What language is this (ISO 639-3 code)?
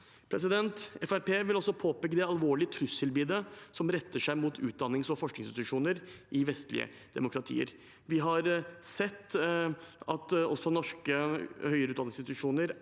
nor